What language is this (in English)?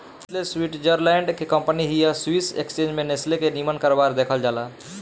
Bhojpuri